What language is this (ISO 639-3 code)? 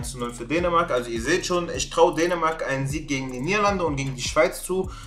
deu